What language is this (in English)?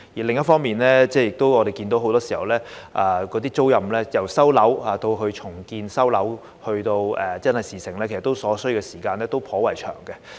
Cantonese